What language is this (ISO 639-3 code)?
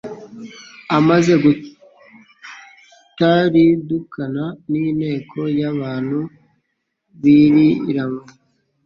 kin